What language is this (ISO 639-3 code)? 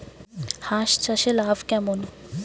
ben